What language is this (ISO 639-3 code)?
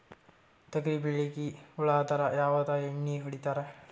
kan